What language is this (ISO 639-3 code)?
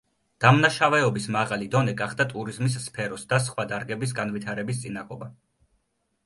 kat